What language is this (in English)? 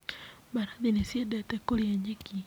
Kikuyu